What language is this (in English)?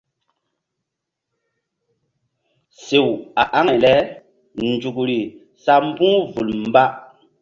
Mbum